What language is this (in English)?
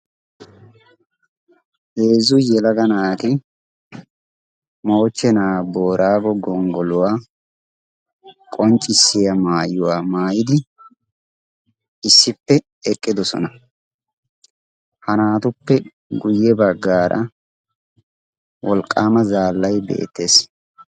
Wolaytta